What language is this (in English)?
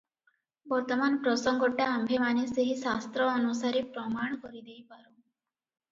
Odia